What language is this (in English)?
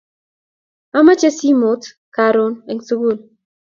Kalenjin